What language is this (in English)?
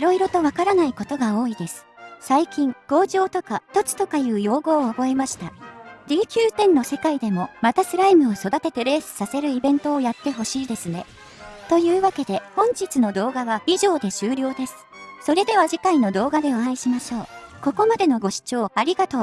Japanese